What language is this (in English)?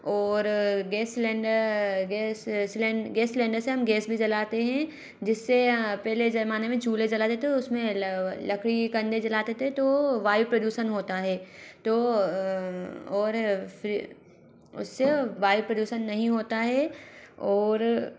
Hindi